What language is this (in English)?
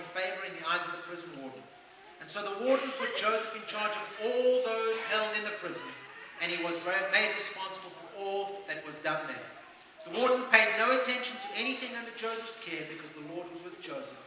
English